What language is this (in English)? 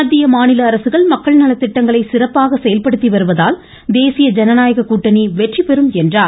Tamil